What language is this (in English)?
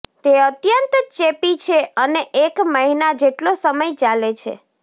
Gujarati